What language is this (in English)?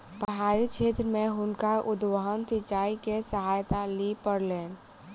Maithili